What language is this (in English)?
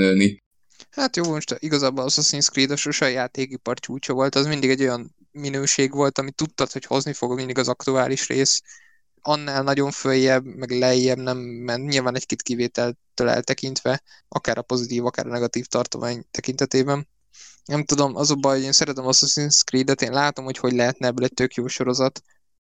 Hungarian